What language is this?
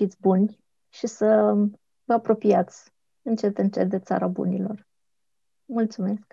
Romanian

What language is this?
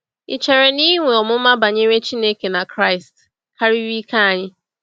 Igbo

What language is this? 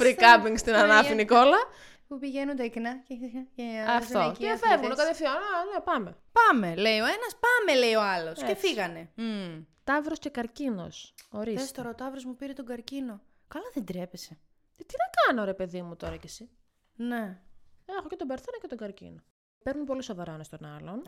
Greek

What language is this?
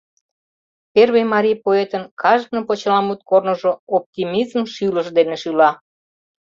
Mari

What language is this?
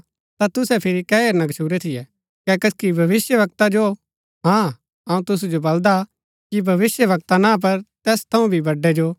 Gaddi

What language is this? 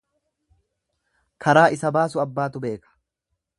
Oromo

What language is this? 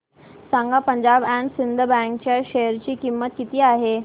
Marathi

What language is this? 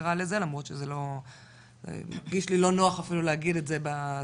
Hebrew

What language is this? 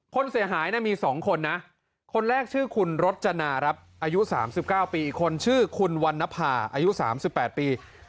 Thai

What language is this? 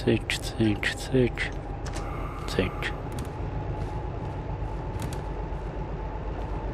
Polish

